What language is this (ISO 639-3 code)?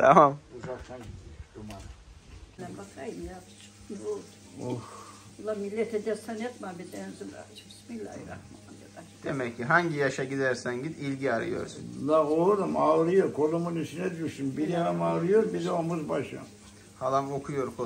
tur